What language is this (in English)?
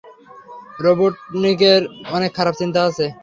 Bangla